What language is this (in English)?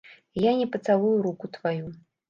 Belarusian